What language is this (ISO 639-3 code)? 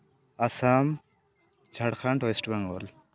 sat